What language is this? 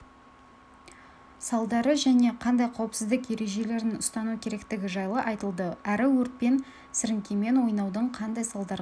Kazakh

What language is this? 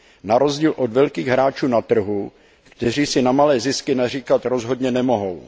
Czech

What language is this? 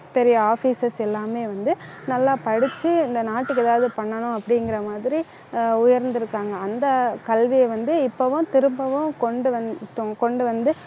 Tamil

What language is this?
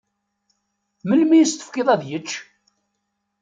Kabyle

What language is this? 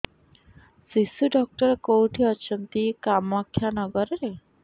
Odia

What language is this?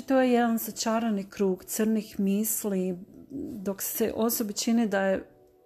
Croatian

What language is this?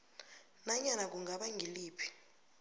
South Ndebele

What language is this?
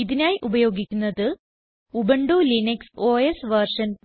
Malayalam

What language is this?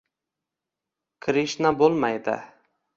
Uzbek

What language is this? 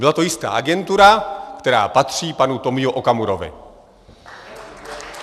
Czech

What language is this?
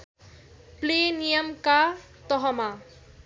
Nepali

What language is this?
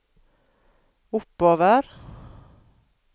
Norwegian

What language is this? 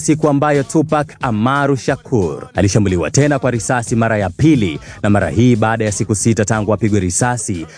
Swahili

